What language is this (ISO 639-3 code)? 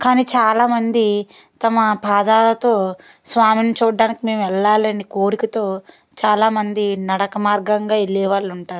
tel